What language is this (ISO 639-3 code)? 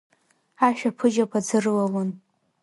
abk